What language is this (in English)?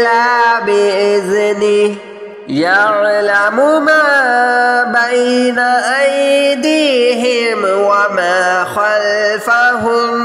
Arabic